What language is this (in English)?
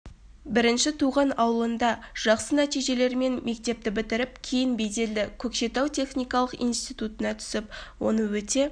Kazakh